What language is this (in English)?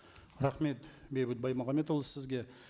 Kazakh